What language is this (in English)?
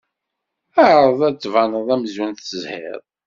Kabyle